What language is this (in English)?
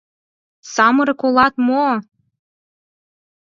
Mari